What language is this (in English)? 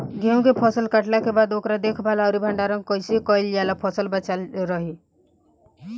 Bhojpuri